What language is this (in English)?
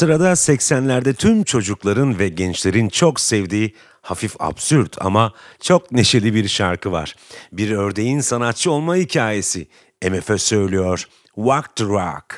Turkish